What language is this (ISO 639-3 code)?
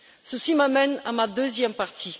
fra